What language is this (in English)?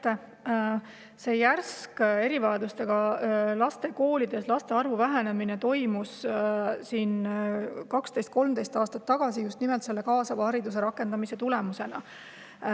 Estonian